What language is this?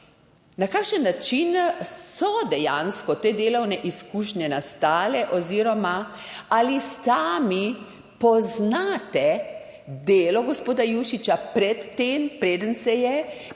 Slovenian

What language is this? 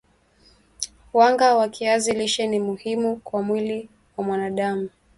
Swahili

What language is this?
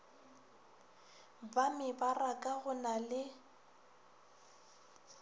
Northern Sotho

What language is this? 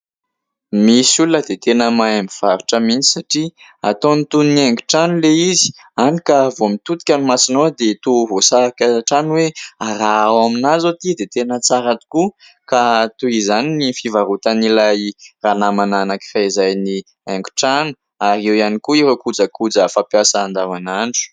Malagasy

